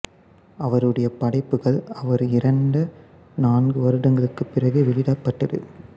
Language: Tamil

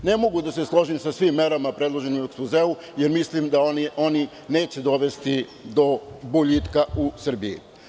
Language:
Serbian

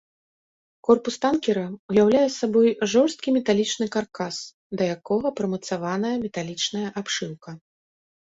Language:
Belarusian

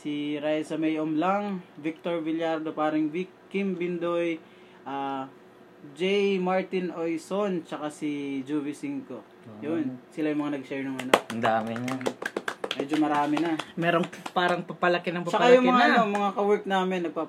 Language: Filipino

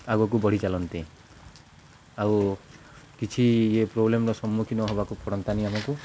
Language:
Odia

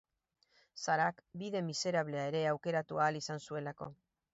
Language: Basque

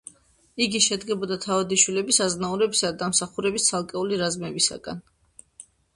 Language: Georgian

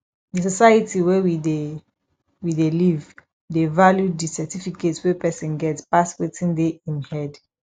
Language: Nigerian Pidgin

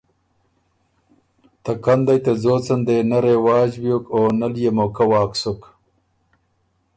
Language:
Ormuri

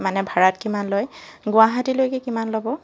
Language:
Assamese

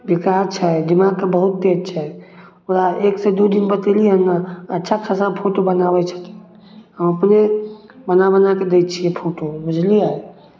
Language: Maithili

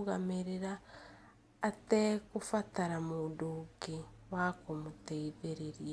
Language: Kikuyu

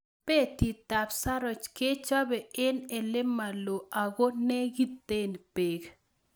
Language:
Kalenjin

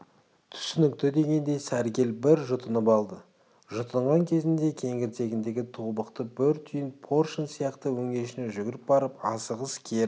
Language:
Kazakh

